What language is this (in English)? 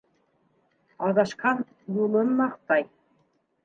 Bashkir